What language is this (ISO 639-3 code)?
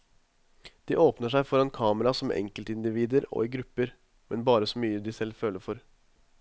nor